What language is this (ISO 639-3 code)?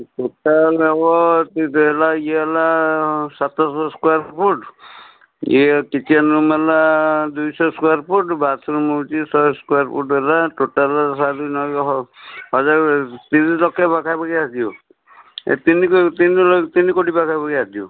ori